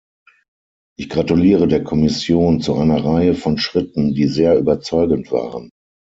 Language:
German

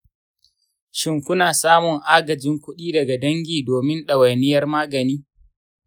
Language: Hausa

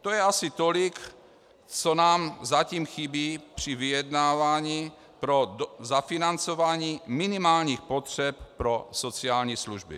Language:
Czech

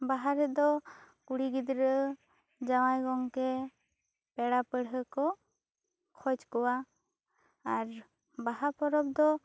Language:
Santali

